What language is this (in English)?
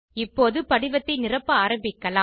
Tamil